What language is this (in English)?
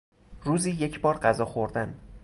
Persian